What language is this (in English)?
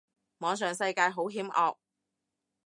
Cantonese